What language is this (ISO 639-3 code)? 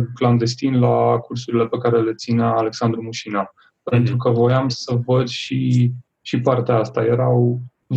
ron